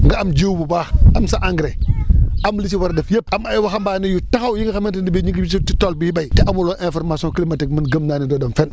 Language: Wolof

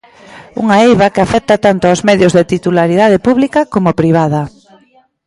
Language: Galician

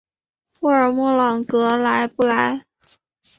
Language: Chinese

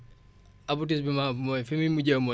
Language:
Wolof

